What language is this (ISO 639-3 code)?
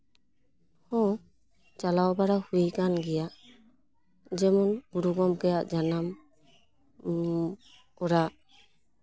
sat